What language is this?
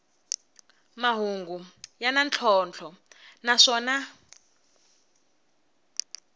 Tsonga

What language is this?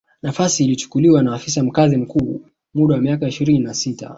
Swahili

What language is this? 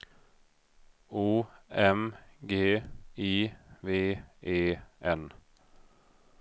Swedish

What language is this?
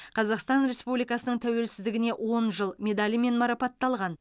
Kazakh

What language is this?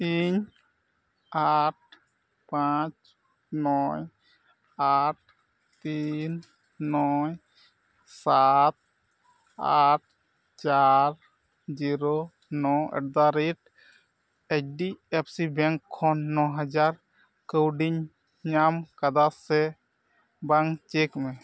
Santali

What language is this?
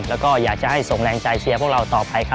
Thai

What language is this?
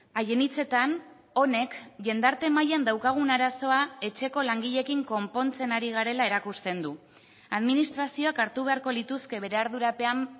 Basque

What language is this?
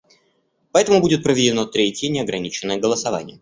Russian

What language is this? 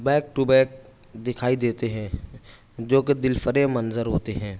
Urdu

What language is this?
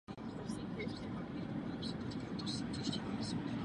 Czech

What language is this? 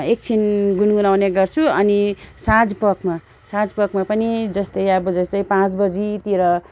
Nepali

